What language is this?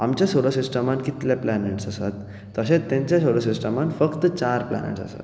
Konkani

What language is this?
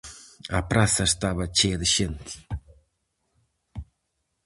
Galician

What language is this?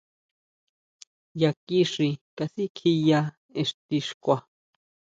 Huautla Mazatec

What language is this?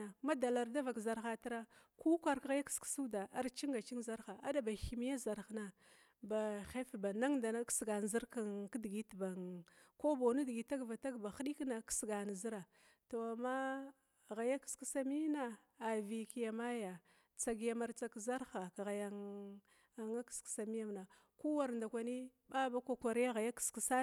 Glavda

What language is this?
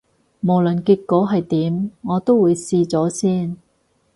Cantonese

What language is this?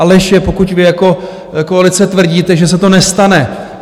Czech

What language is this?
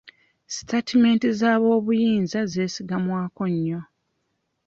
Ganda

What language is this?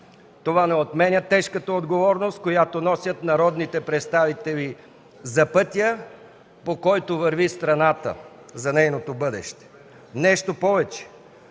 Bulgarian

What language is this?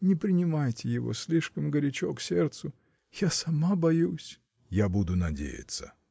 Russian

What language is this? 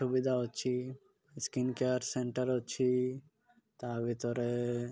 Odia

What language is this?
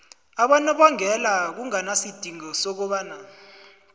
South Ndebele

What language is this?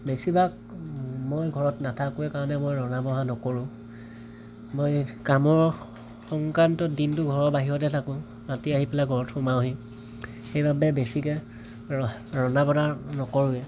Assamese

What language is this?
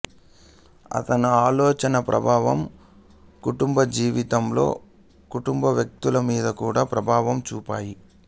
Telugu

